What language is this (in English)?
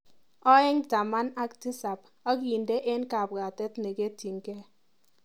Kalenjin